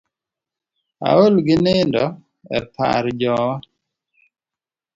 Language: Luo (Kenya and Tanzania)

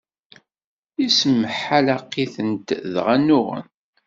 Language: Kabyle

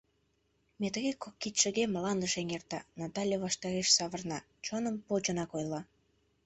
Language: Mari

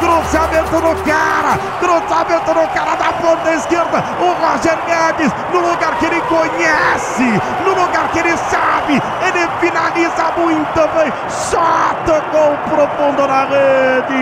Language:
Portuguese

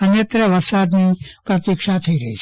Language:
Gujarati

